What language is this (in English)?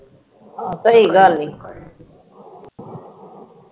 Punjabi